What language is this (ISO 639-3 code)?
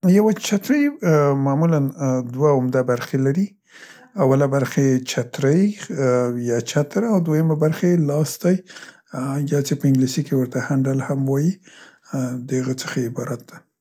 pst